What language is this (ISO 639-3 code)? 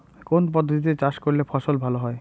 ben